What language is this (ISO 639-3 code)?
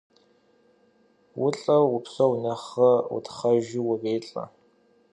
kbd